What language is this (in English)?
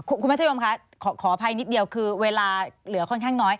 Thai